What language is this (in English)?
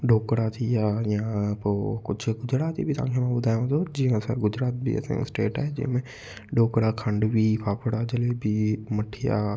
Sindhi